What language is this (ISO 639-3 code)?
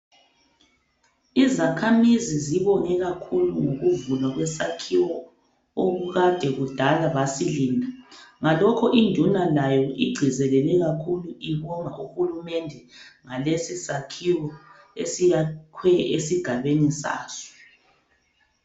nde